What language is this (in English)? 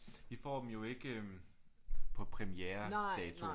Danish